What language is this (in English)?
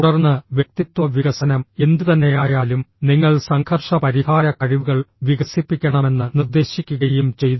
Malayalam